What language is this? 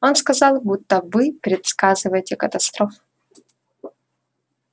Russian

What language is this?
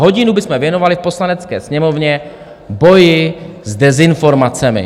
Czech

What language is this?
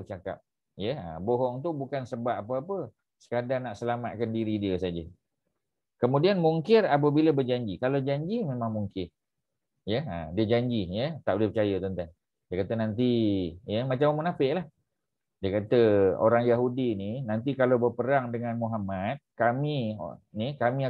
Malay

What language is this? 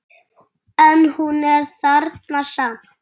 Icelandic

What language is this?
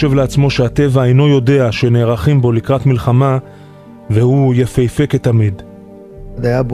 Hebrew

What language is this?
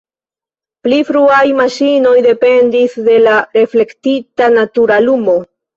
Esperanto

